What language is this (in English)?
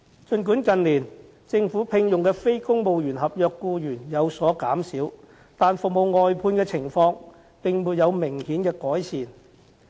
Cantonese